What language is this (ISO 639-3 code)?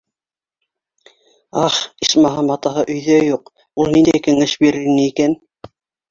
bak